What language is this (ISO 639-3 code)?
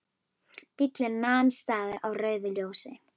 isl